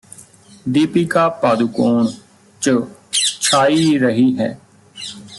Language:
Punjabi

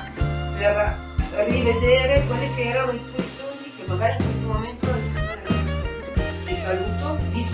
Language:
Italian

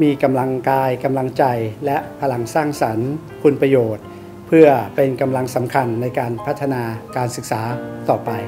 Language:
Thai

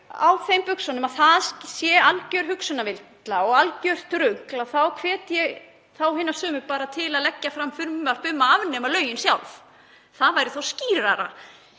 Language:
Icelandic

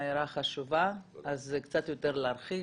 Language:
Hebrew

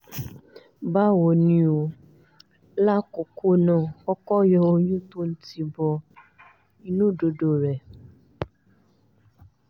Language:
Yoruba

